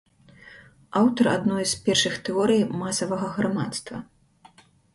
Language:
Belarusian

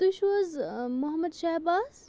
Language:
Kashmiri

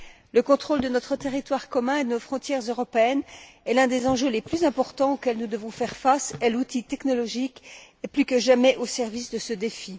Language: French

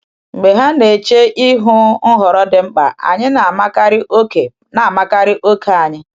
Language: Igbo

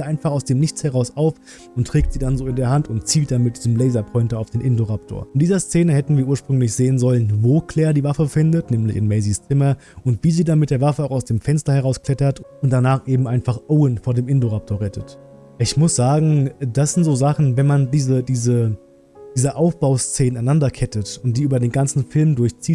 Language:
German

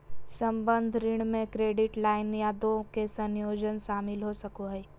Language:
Magahi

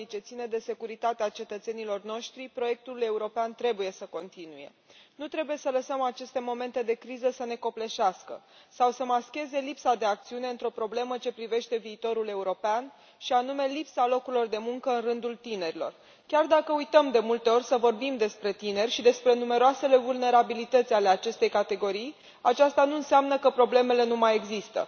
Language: Romanian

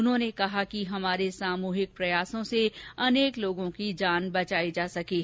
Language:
Hindi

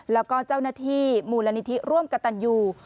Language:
Thai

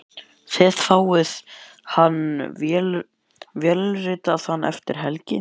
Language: Icelandic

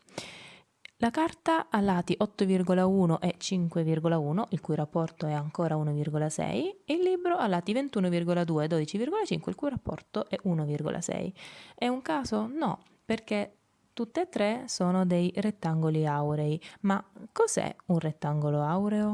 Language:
Italian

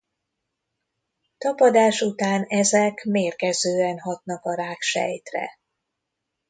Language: Hungarian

